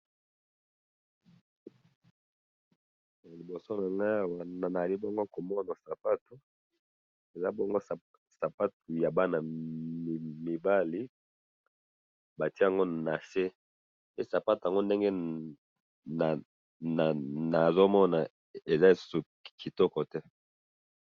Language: Lingala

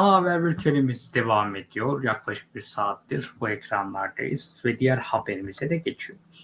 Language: Turkish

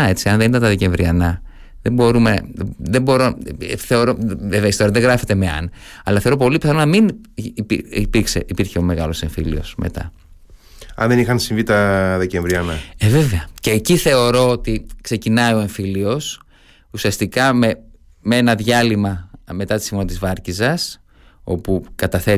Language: Greek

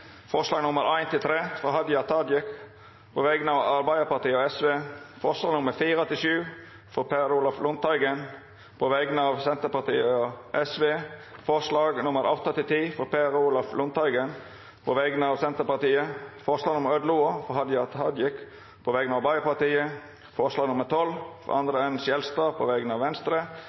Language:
Norwegian Nynorsk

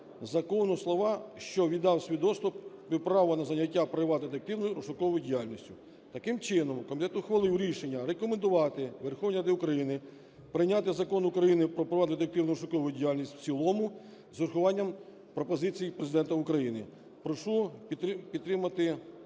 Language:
Ukrainian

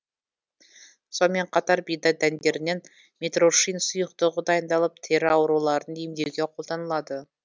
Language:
Kazakh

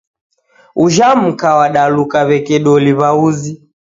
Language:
Taita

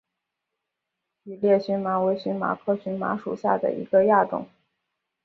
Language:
Chinese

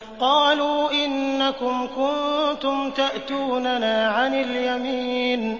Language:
Arabic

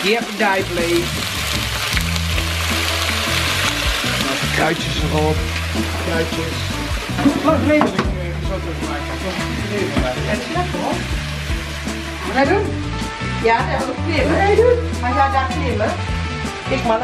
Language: Dutch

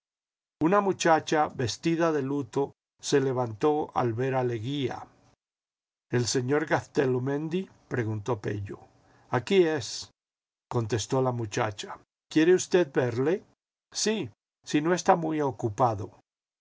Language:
Spanish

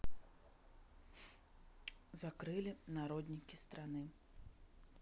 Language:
Russian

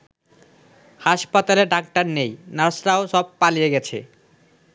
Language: Bangla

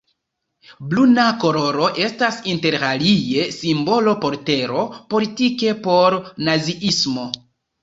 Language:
Esperanto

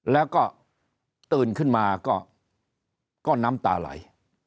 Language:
Thai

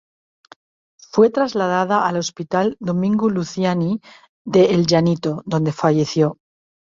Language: Spanish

